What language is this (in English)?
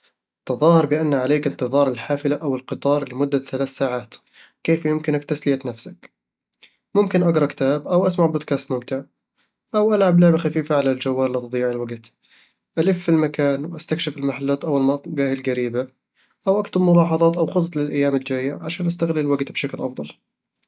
Eastern Egyptian Bedawi Arabic